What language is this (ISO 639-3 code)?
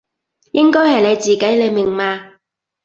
yue